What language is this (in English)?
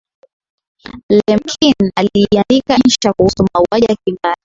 Swahili